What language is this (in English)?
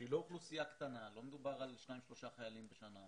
Hebrew